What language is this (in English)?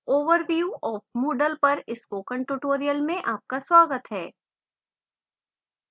Hindi